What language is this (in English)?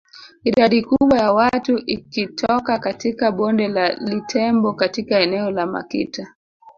Swahili